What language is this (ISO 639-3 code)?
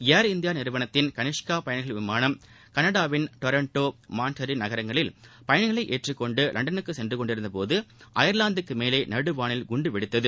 tam